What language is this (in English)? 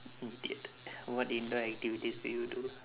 English